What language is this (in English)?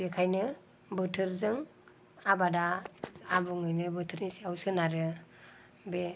Bodo